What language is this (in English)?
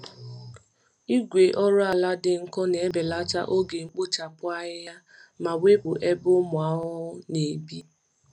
Igbo